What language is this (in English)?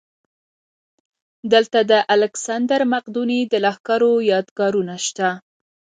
Pashto